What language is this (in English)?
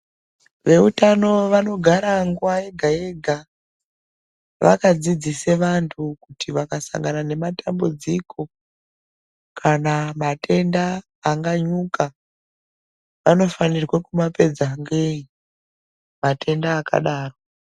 Ndau